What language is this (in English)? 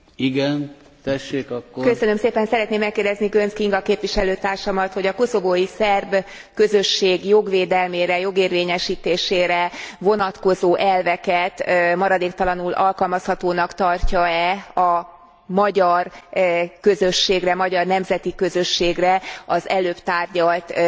Hungarian